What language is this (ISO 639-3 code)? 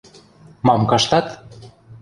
mrj